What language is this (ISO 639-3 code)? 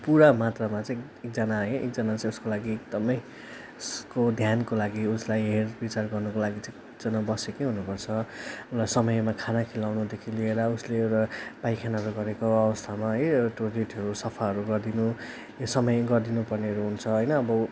nep